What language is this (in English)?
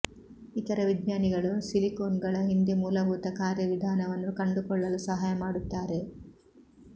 Kannada